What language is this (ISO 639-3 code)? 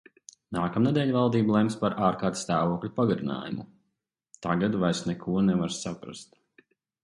lav